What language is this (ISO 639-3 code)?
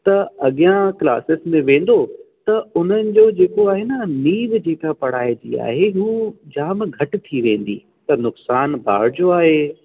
snd